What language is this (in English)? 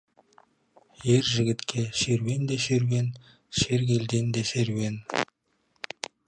Kazakh